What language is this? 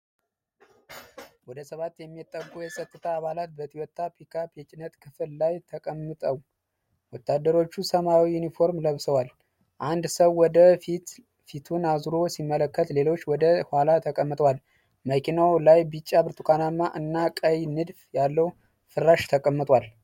Amharic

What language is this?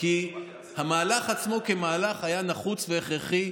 Hebrew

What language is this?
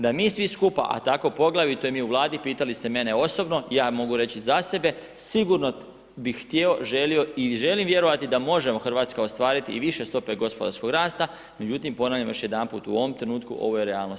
Croatian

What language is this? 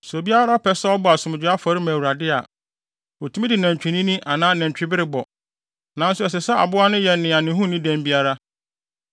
Akan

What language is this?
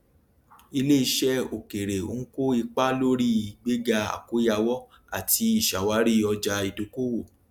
Yoruba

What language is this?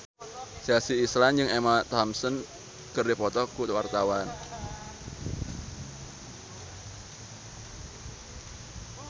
Sundanese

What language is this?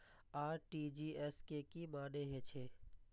Maithili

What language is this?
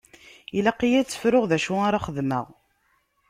Kabyle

